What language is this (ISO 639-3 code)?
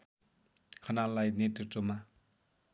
nep